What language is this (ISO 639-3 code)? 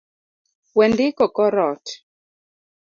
luo